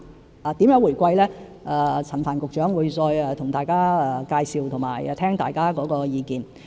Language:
Cantonese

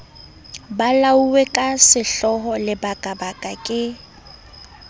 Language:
Southern Sotho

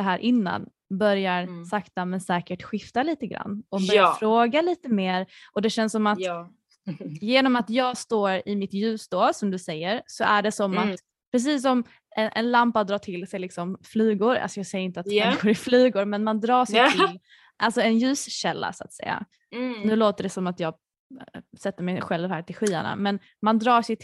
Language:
Swedish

